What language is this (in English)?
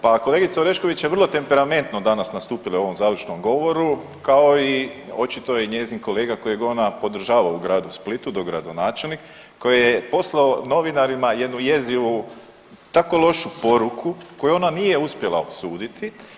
Croatian